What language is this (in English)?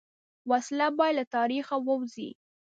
Pashto